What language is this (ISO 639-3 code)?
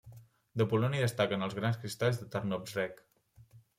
cat